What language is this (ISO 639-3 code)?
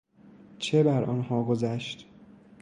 fas